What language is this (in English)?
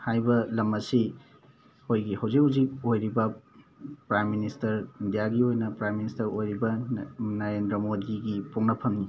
Manipuri